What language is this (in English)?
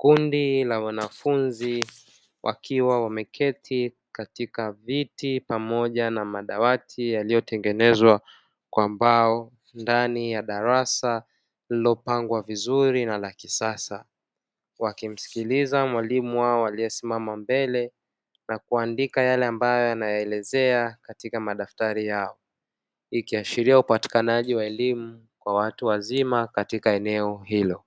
Swahili